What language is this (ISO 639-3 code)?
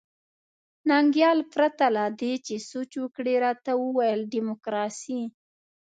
pus